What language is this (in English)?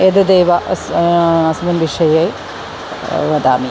Sanskrit